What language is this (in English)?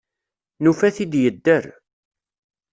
Kabyle